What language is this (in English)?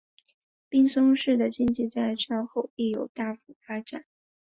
Chinese